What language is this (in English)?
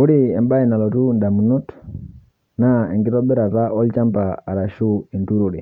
Masai